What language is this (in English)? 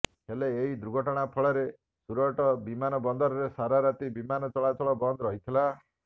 Odia